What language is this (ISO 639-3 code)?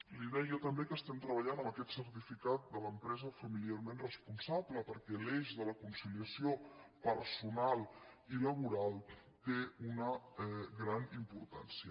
cat